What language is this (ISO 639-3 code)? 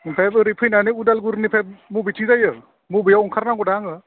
brx